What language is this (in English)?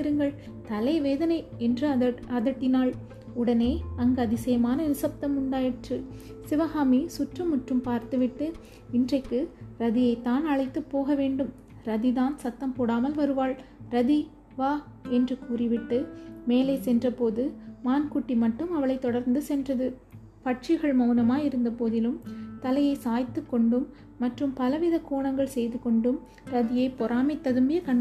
Tamil